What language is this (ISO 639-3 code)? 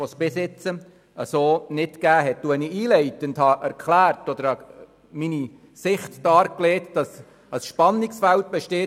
gsw